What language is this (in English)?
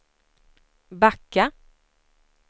Swedish